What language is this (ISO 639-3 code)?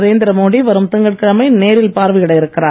tam